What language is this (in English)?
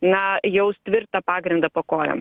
Lithuanian